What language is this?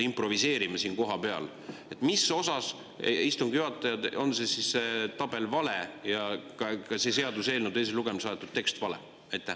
Estonian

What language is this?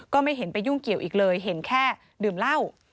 Thai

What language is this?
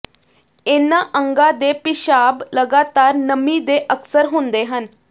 Punjabi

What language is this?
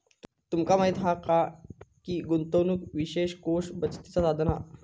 Marathi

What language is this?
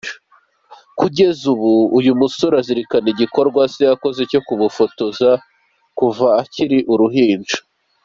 Kinyarwanda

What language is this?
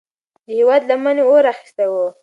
Pashto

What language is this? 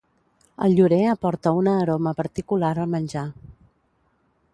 Catalan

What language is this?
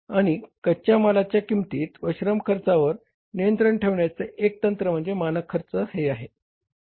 Marathi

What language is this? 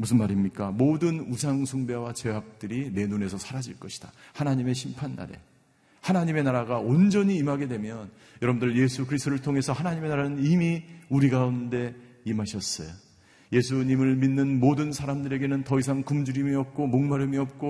Korean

